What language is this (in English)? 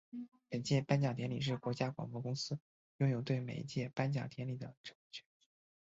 Chinese